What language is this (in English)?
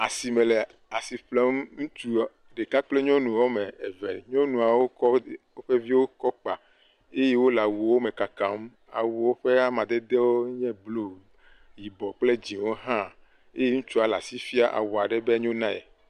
Ewe